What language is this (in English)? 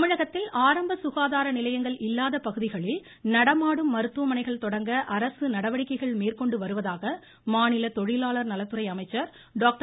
Tamil